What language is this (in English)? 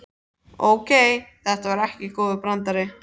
Icelandic